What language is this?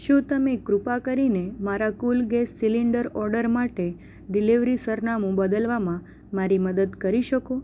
Gujarati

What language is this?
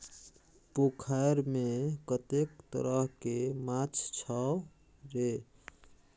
Maithili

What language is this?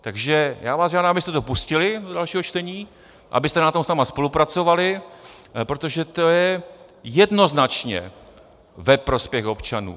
Czech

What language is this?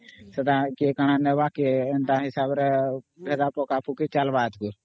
Odia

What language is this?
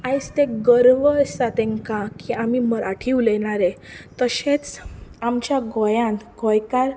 Konkani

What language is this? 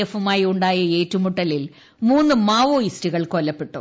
Malayalam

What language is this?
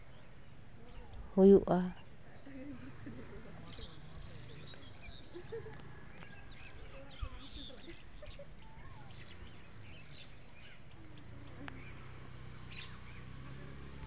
Santali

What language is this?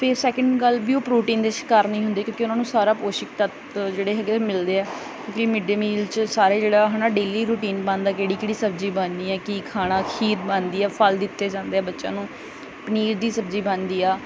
Punjabi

